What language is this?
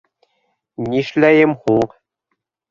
Bashkir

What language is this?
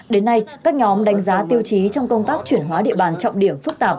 Vietnamese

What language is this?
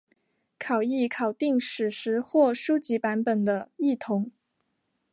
Chinese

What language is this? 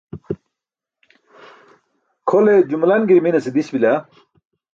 Burushaski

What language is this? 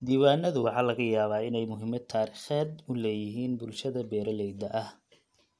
Somali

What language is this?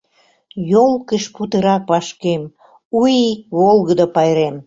Mari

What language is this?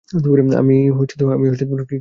Bangla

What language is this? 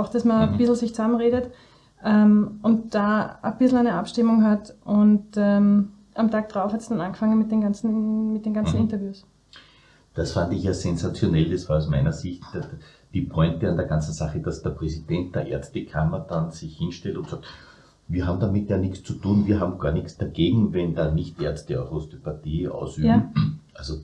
German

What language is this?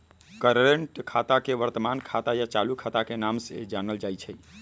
Magahi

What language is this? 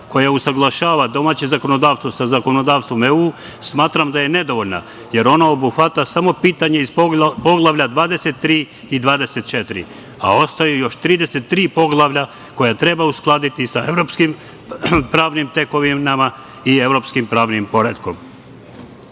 Serbian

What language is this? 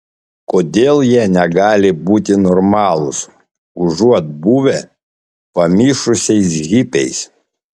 Lithuanian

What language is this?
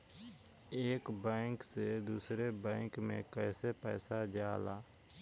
Bhojpuri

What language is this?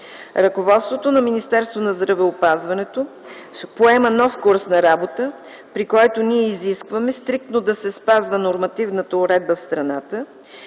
Bulgarian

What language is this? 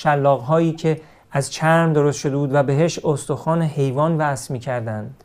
Persian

